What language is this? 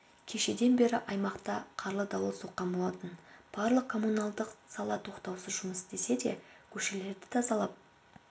Kazakh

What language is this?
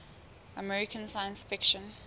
Southern Sotho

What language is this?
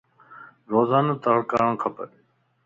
Lasi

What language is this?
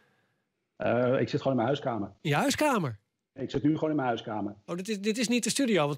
Dutch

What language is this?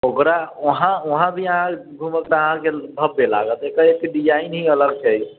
Maithili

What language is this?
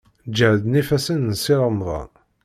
Kabyle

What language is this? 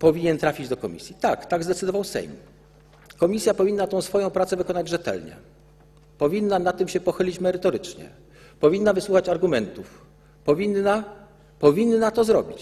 Polish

